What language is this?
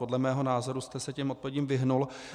Czech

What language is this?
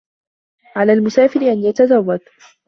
Arabic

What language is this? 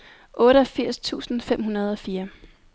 Danish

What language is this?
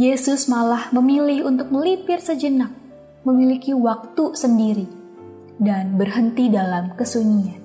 Indonesian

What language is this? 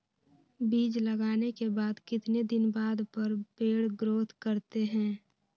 Magahi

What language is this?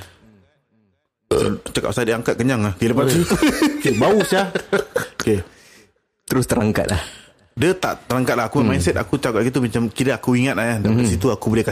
Malay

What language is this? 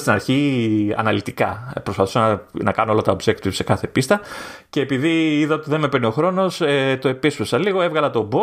Greek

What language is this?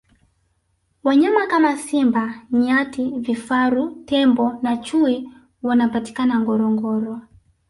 Swahili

